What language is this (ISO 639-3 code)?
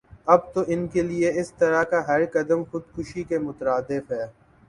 urd